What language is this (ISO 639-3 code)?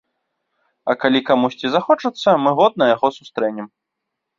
bel